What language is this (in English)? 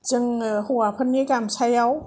Bodo